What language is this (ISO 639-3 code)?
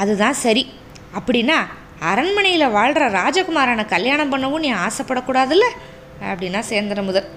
tam